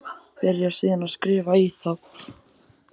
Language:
Icelandic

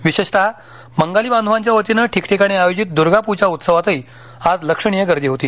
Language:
Marathi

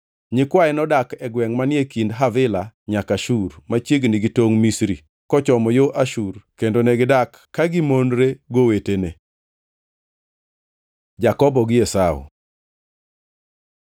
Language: Luo (Kenya and Tanzania)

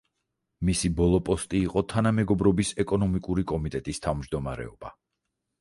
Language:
Georgian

